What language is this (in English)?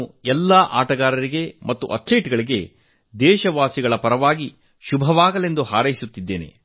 Kannada